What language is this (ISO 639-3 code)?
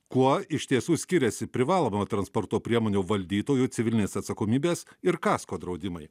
lit